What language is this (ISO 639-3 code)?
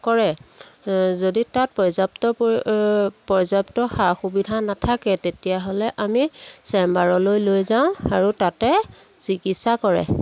asm